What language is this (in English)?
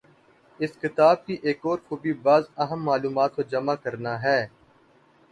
Urdu